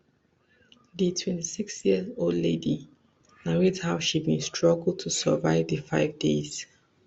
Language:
Nigerian Pidgin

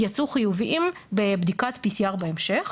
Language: Hebrew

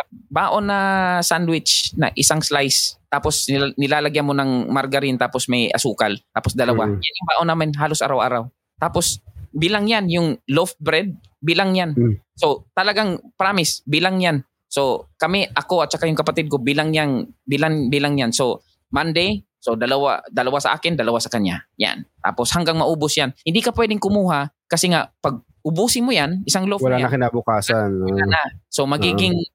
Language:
Filipino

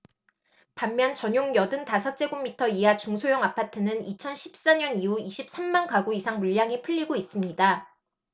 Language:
Korean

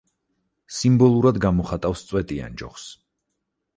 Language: Georgian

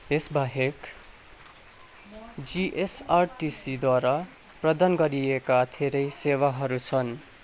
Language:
Nepali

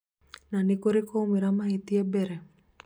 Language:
Kikuyu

